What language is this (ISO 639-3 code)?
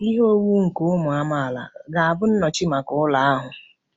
ibo